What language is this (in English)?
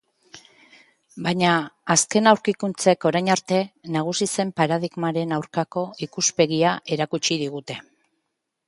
Basque